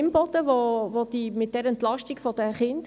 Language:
Swiss German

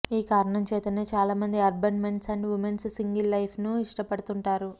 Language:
Telugu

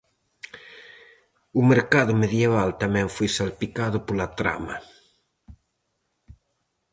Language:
Galician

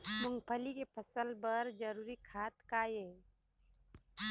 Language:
Chhattisgarhi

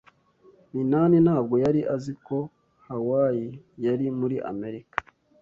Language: Kinyarwanda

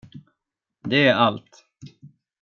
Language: Swedish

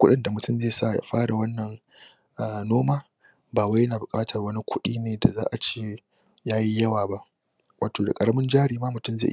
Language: Hausa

